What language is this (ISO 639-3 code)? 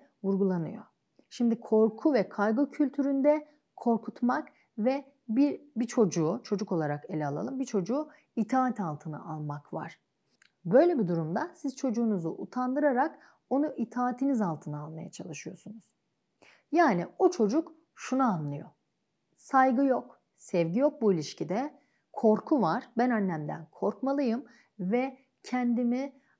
tur